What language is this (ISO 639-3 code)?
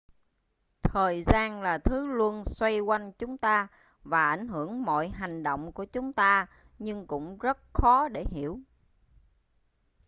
vie